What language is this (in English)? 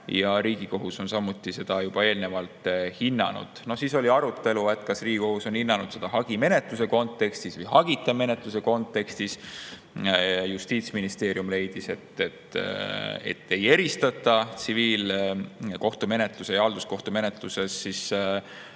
Estonian